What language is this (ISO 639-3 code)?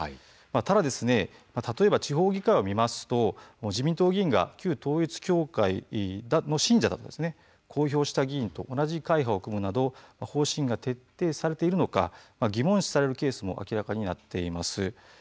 jpn